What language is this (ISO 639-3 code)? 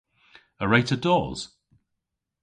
cor